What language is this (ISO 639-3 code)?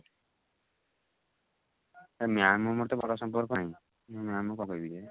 ori